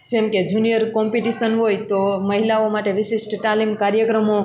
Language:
Gujarati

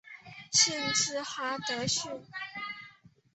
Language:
Chinese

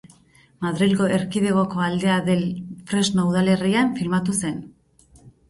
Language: Basque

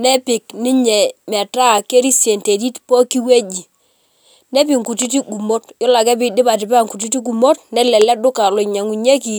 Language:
Masai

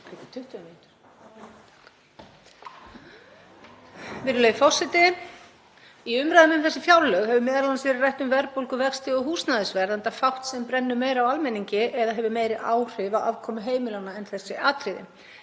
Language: Icelandic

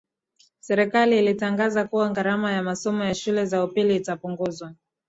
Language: Swahili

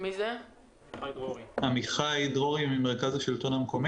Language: Hebrew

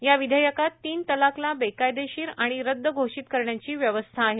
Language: Marathi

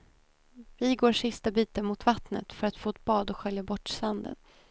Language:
Swedish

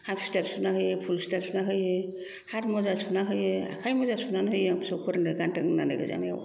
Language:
Bodo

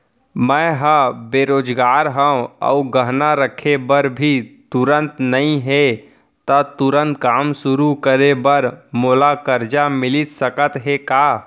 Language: Chhattisgarhi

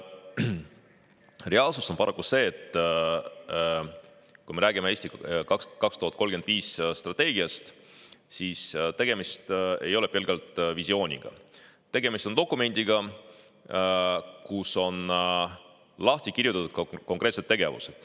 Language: Estonian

